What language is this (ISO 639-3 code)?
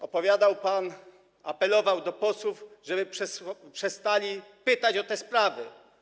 pol